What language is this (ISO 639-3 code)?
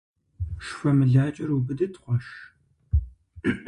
kbd